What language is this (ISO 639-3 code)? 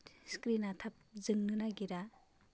brx